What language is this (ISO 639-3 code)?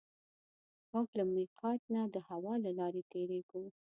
pus